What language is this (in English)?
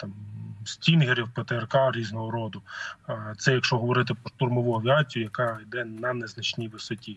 Ukrainian